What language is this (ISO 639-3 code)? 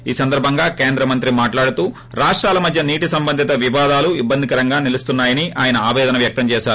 tel